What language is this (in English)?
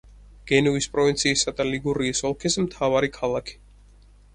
Georgian